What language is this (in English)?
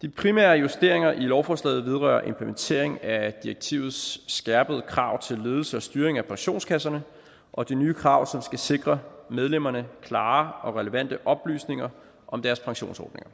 Danish